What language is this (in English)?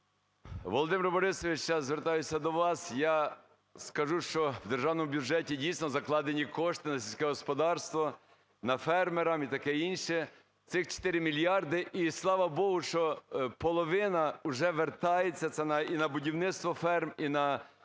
Ukrainian